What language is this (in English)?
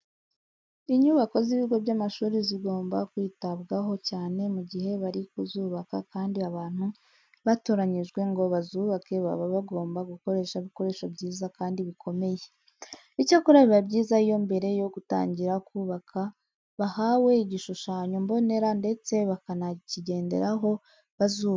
Kinyarwanda